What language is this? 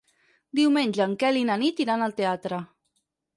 Catalan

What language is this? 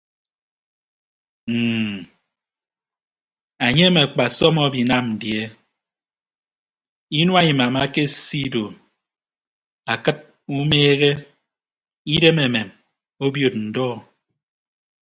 Ibibio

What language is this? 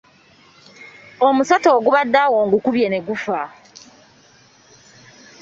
Ganda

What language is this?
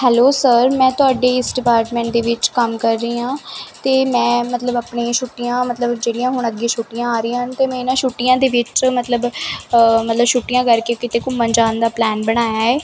Punjabi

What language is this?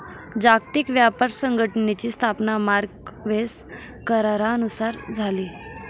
Marathi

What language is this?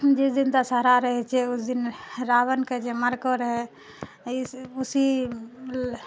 Maithili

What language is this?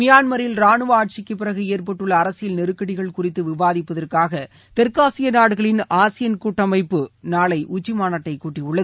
Tamil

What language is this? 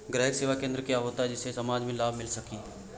Hindi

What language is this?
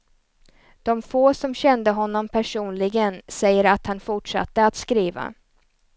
Swedish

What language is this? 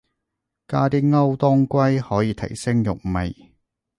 Cantonese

